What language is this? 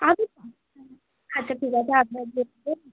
Bangla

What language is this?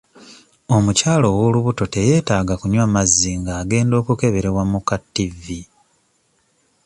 Ganda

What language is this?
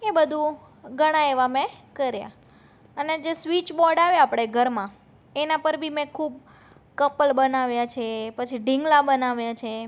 Gujarati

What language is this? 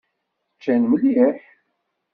Kabyle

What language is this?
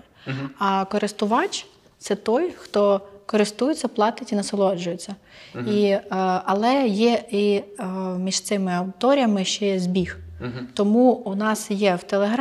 Ukrainian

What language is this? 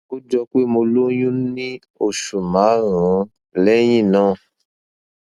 Yoruba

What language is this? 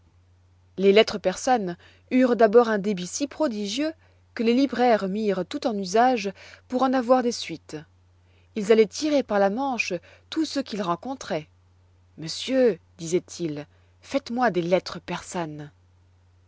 French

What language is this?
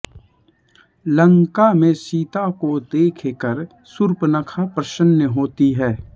Hindi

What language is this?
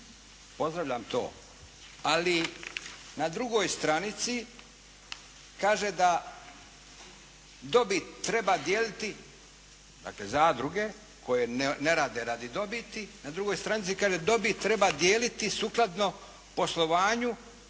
Croatian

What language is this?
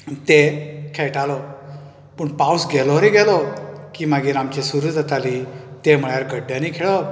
Konkani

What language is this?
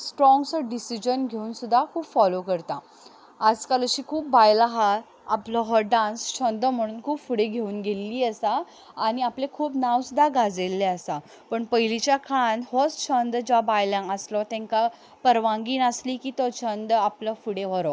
Konkani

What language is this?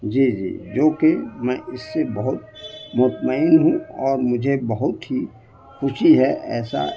Urdu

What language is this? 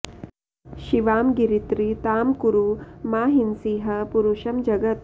Sanskrit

